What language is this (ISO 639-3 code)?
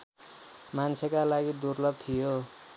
nep